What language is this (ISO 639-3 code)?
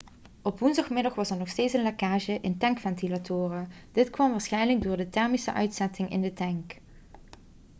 nld